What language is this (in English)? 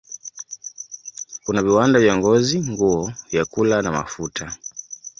Swahili